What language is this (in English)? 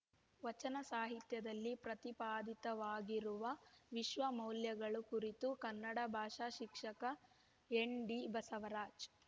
Kannada